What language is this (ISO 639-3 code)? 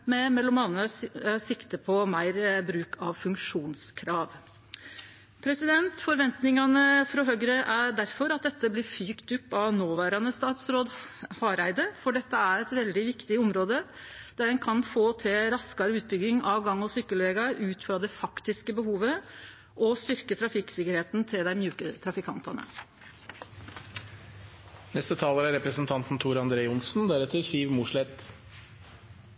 nno